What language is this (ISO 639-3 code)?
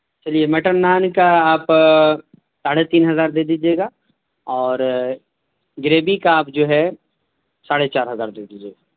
urd